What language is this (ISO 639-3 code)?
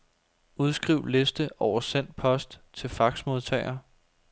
dan